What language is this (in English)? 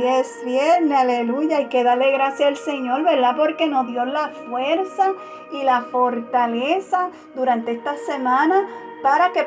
Spanish